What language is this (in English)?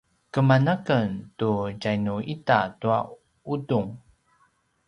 Paiwan